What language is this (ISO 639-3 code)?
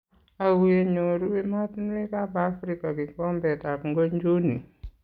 kln